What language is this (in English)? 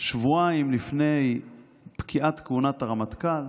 Hebrew